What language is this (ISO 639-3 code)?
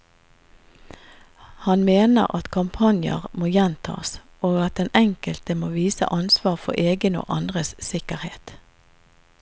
nor